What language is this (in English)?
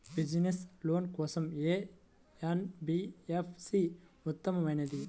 Telugu